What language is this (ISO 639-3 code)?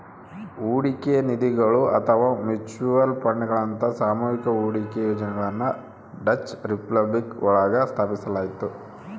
kan